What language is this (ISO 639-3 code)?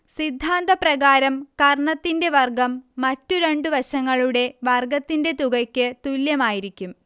mal